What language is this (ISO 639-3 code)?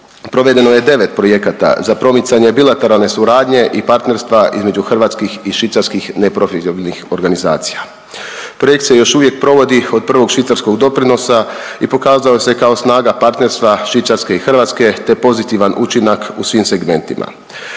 hrv